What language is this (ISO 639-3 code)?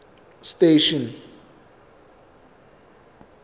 sot